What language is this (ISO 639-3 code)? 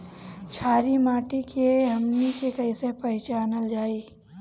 bho